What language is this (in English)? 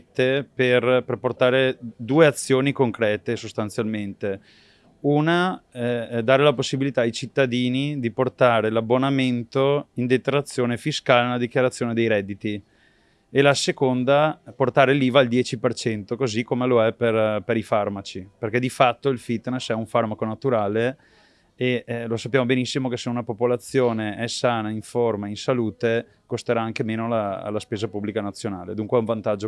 Italian